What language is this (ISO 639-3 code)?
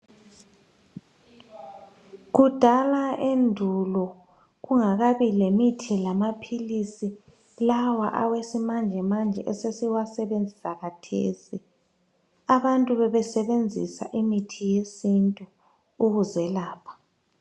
nde